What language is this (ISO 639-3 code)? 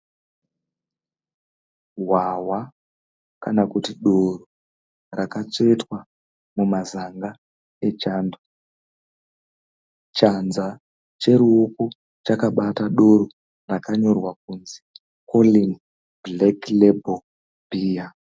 sna